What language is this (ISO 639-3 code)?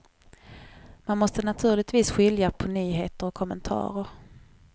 swe